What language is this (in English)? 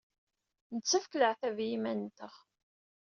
Kabyle